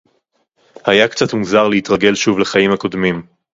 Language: Hebrew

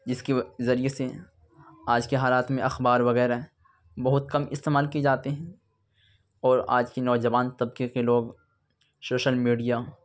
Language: Urdu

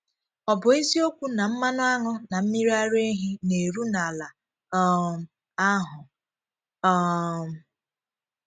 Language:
Igbo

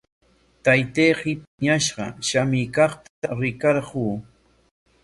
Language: Corongo Ancash Quechua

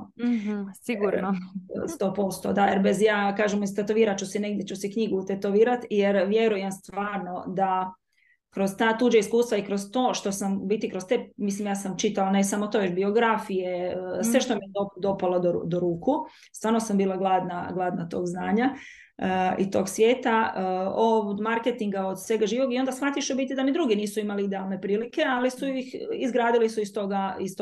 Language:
Croatian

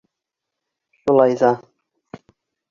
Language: Bashkir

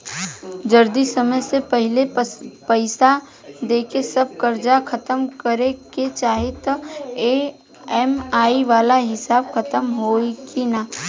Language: Bhojpuri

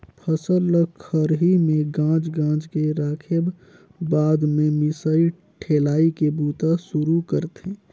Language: Chhattisgarhi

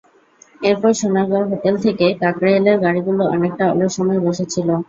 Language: Bangla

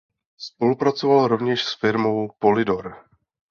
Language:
Czech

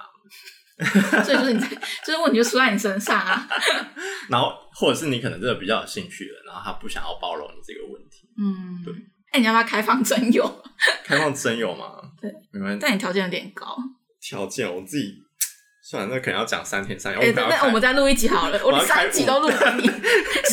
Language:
Chinese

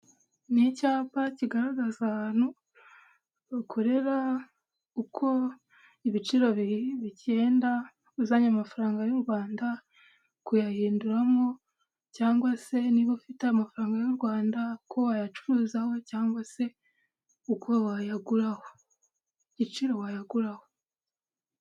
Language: Kinyarwanda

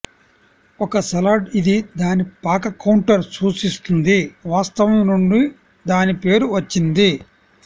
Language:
Telugu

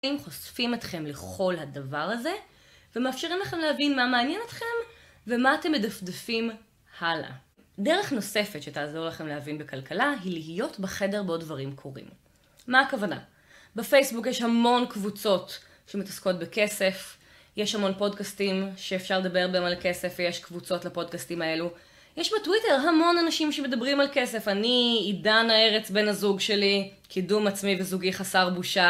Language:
Hebrew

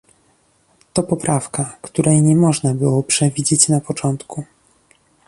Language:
Polish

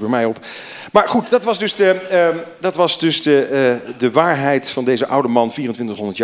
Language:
Dutch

